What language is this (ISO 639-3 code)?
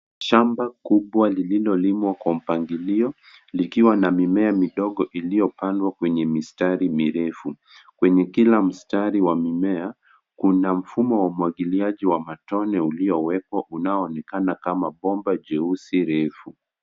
swa